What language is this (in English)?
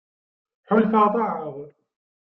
Kabyle